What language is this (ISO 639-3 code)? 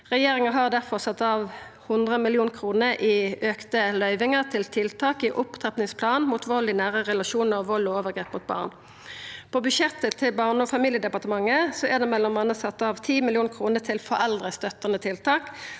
nor